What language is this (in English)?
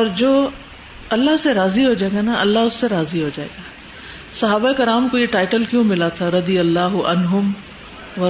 Urdu